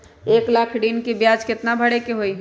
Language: Magahi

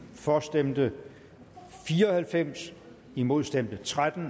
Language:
Danish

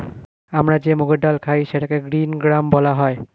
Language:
Bangla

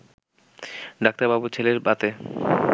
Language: Bangla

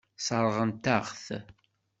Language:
Kabyle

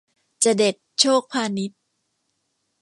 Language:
Thai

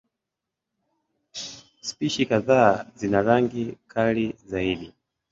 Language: Swahili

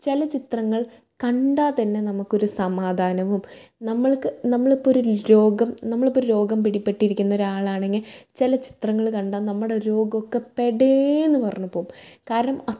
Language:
Malayalam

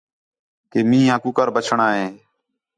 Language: Khetrani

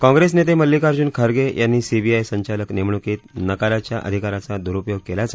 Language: Marathi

